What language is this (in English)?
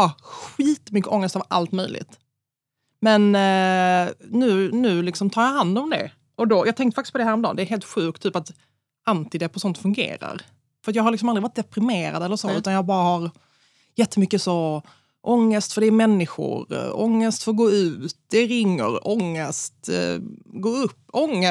Swedish